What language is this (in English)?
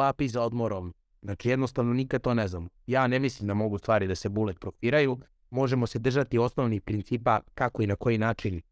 Croatian